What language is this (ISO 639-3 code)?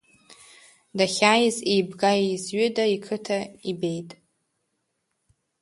abk